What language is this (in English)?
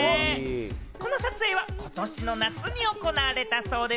Japanese